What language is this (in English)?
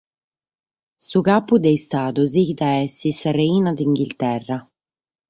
Sardinian